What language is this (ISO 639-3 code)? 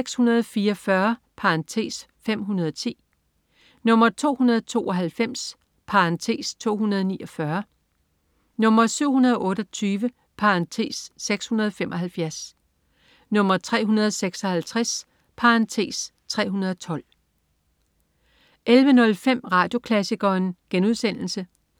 dan